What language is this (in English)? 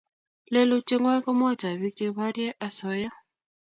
Kalenjin